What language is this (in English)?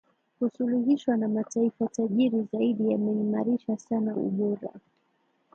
Swahili